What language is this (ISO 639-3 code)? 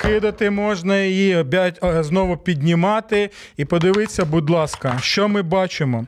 ukr